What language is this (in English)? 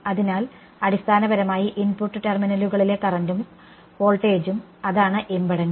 Malayalam